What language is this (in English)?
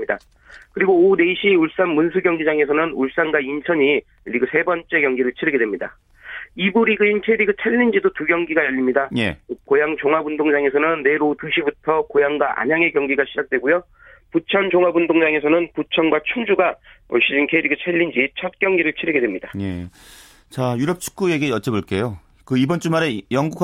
Korean